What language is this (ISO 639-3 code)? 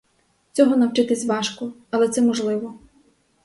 ukr